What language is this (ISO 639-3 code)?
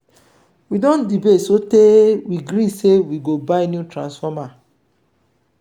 pcm